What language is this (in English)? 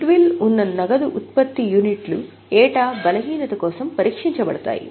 Telugu